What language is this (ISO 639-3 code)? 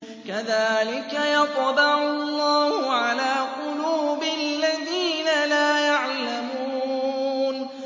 ara